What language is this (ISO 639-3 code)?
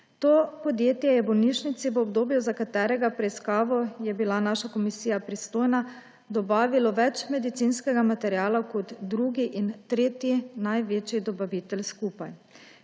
slv